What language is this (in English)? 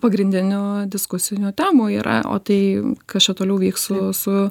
Lithuanian